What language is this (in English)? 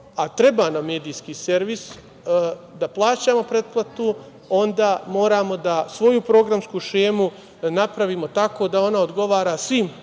Serbian